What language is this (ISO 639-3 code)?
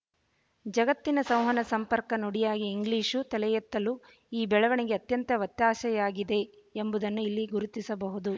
kan